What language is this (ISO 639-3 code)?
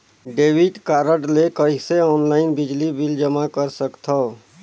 hne